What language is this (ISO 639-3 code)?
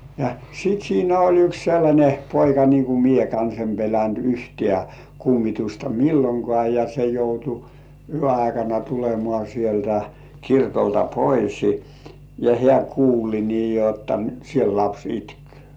fin